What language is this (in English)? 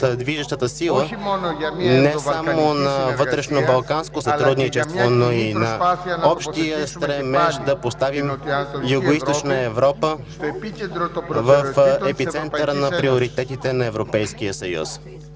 Bulgarian